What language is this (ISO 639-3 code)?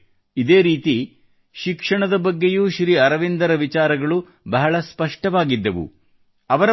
kan